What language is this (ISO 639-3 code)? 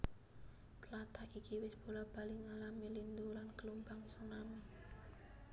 jav